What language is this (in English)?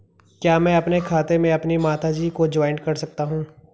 Hindi